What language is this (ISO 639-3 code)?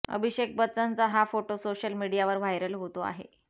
mar